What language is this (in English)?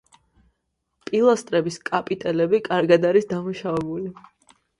Georgian